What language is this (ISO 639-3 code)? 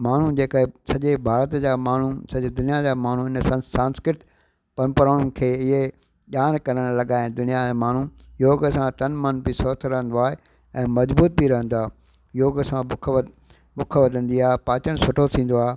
snd